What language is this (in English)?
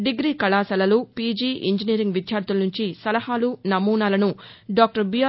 Telugu